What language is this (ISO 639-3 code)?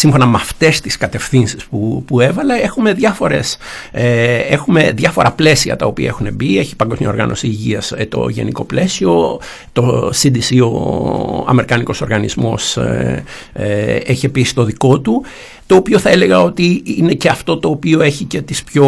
ell